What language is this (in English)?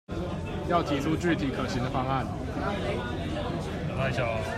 Chinese